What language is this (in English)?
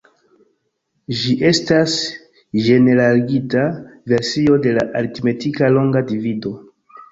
Esperanto